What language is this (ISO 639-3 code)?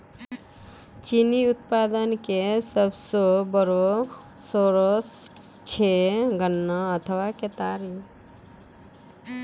mai